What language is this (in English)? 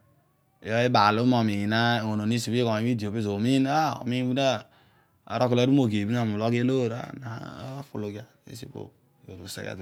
Odual